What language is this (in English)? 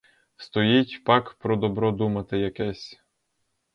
Ukrainian